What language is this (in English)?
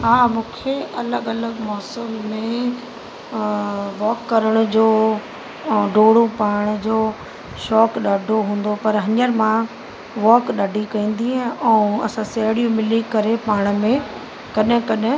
Sindhi